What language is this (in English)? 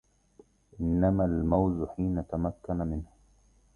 Arabic